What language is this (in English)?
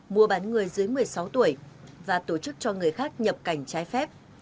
Vietnamese